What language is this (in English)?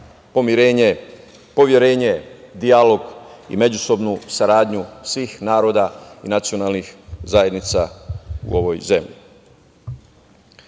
Serbian